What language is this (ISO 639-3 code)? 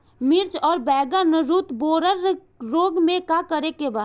bho